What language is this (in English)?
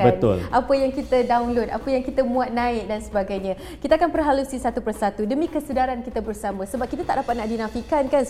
Malay